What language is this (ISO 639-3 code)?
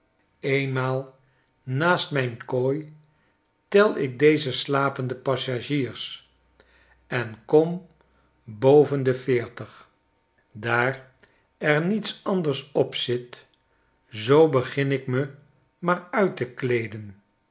nld